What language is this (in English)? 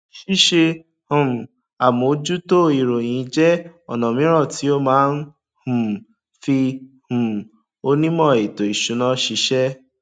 Yoruba